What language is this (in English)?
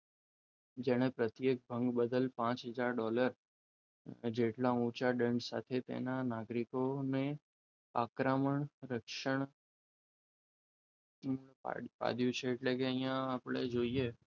Gujarati